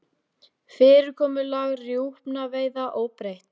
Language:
Icelandic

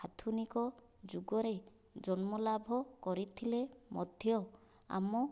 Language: Odia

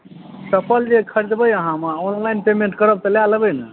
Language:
Maithili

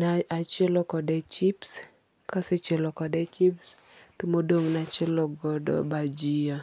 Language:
Luo (Kenya and Tanzania)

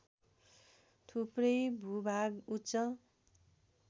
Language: Nepali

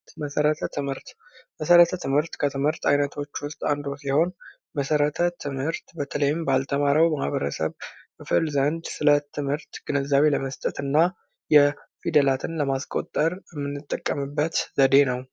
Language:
Amharic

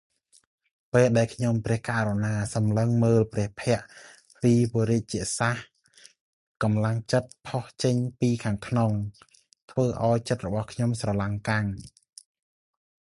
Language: Khmer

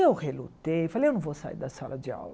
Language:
Portuguese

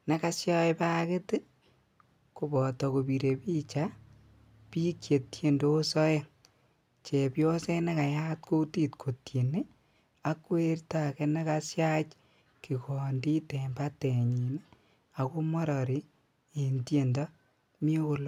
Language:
Kalenjin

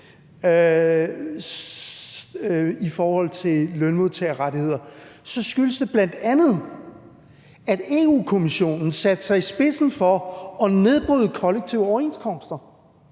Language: Danish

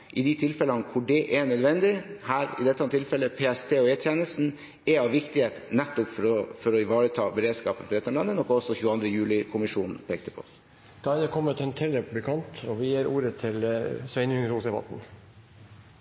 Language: Norwegian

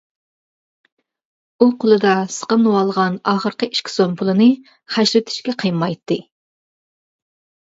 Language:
Uyghur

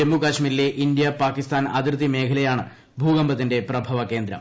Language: Malayalam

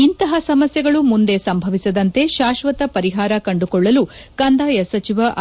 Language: Kannada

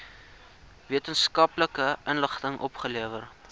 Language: Afrikaans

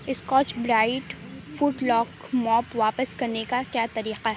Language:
Urdu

